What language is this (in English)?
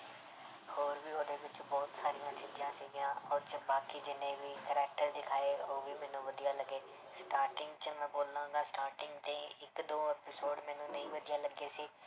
Punjabi